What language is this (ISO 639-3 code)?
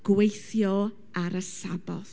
cym